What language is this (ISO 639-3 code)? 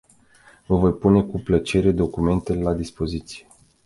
ron